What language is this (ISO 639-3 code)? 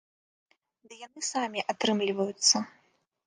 bel